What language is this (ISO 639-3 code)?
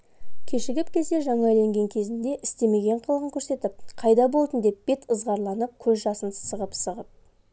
kaz